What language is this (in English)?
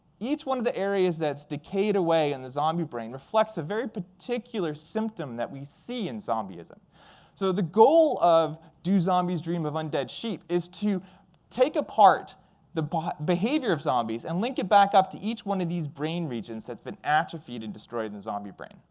English